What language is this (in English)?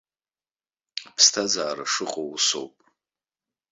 Abkhazian